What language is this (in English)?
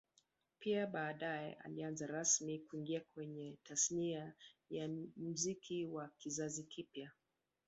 Swahili